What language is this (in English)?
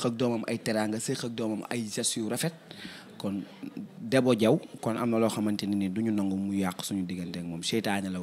French